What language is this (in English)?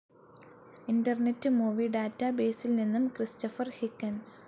Malayalam